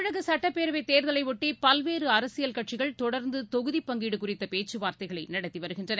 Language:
Tamil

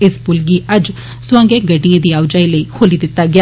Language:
Dogri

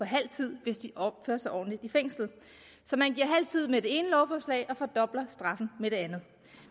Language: Danish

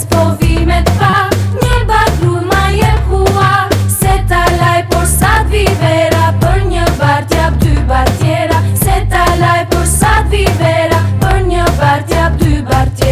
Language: Romanian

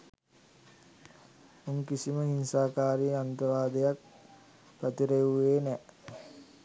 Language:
Sinhala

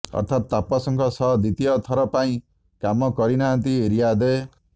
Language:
Odia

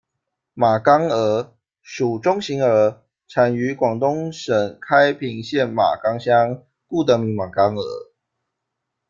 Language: Chinese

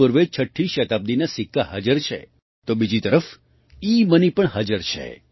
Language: Gujarati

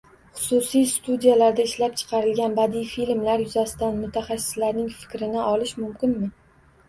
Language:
Uzbek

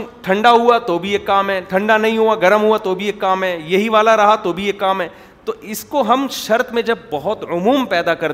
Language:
Urdu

